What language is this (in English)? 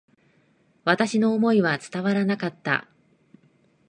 Japanese